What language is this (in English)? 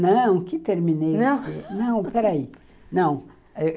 Portuguese